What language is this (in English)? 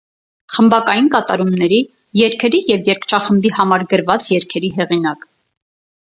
Armenian